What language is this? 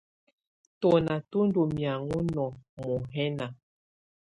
Tunen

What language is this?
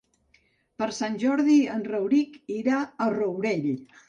Catalan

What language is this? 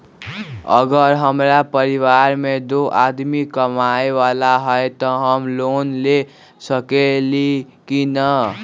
Magahi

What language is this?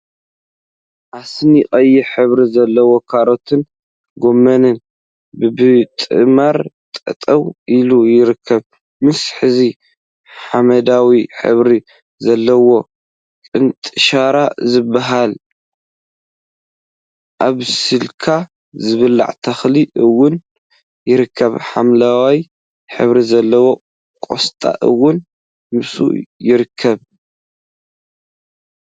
Tigrinya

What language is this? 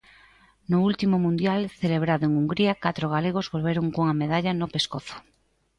Galician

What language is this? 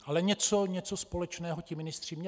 Czech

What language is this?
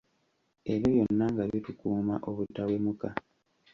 Ganda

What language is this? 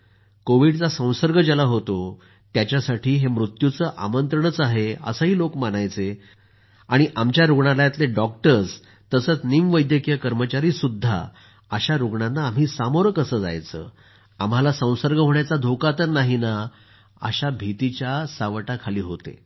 Marathi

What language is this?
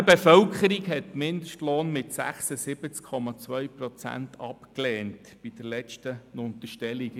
Swiss German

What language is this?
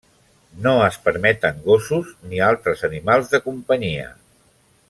Catalan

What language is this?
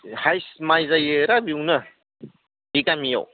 Bodo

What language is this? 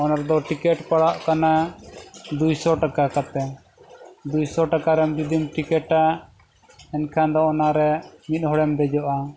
Santali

